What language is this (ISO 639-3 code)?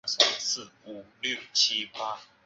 zho